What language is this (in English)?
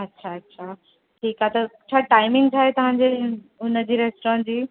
Sindhi